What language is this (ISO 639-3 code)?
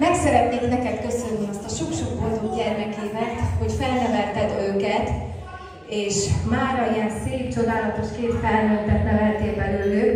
hun